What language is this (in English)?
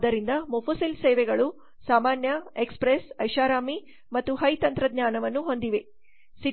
Kannada